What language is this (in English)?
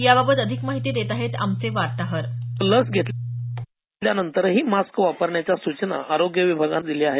Marathi